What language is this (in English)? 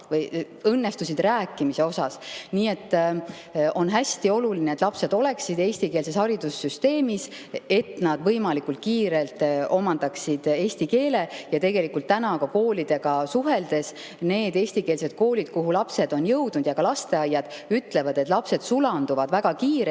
Estonian